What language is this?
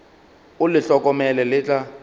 Northern Sotho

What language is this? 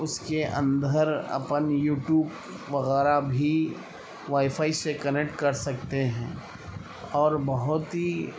Urdu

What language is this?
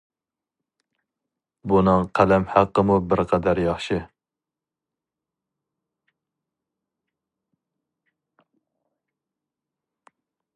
Uyghur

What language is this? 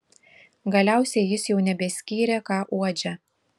Lithuanian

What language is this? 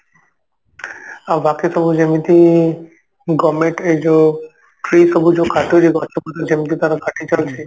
Odia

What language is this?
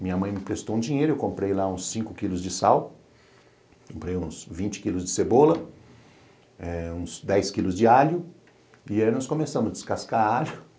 Portuguese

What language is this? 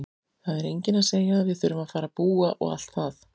Icelandic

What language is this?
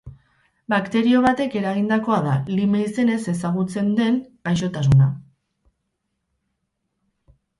Basque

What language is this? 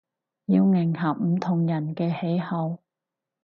Cantonese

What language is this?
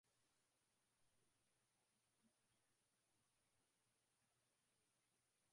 Swahili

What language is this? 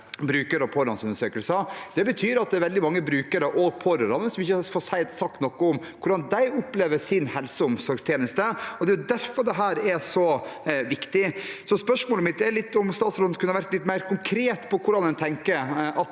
Norwegian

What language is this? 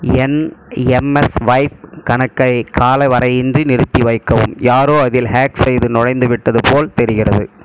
Tamil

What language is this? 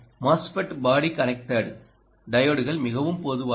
Tamil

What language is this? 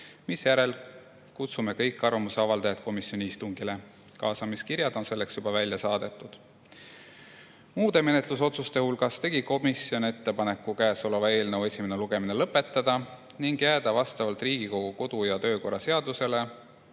Estonian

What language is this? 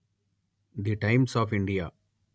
Telugu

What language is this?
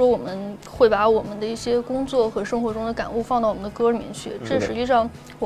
Chinese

